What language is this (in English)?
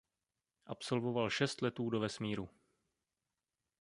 Czech